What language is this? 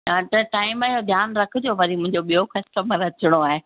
Sindhi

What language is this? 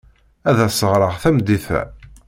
Kabyle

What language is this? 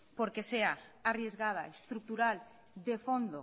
Spanish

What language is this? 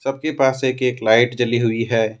Hindi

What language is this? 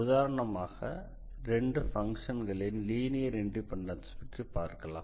Tamil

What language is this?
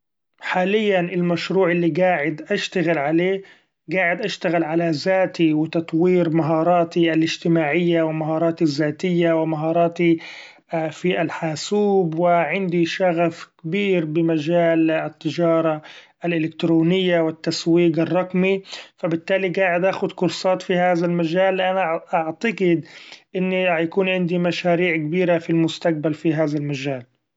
Gulf Arabic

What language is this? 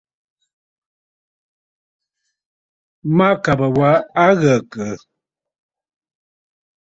Bafut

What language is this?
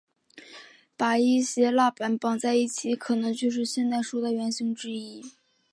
Chinese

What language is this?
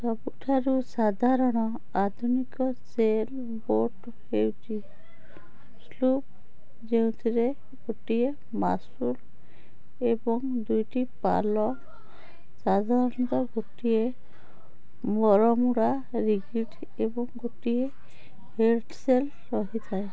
Odia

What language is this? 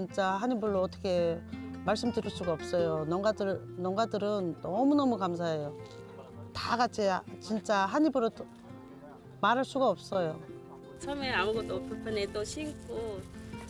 Korean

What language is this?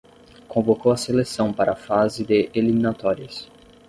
Portuguese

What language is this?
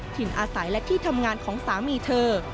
Thai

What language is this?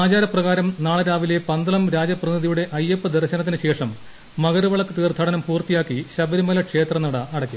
Malayalam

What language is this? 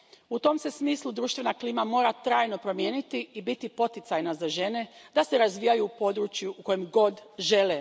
Croatian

